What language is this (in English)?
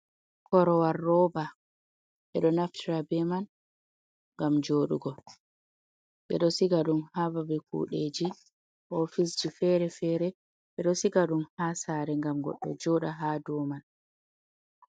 Fula